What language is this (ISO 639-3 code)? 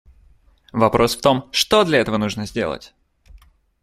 rus